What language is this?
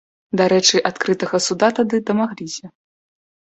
Belarusian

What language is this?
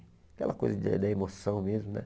Portuguese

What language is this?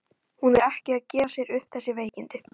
Icelandic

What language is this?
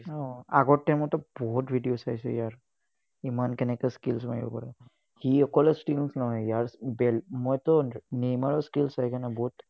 Assamese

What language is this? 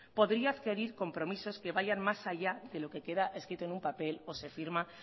Spanish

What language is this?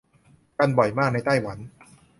Thai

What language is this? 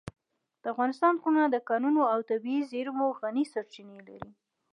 Pashto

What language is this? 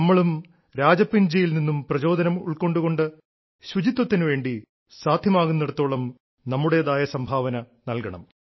Malayalam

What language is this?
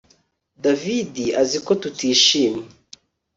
Kinyarwanda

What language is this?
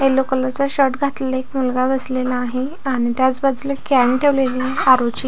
Marathi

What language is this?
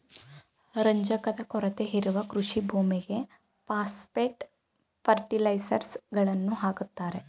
Kannada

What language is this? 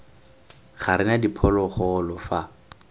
Tswana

